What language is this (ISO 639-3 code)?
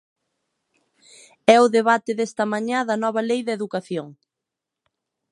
glg